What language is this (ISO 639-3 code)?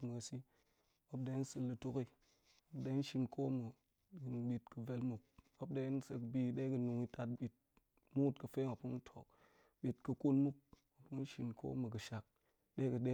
ank